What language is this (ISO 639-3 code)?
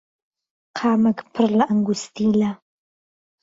ckb